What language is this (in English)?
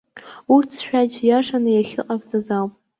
Abkhazian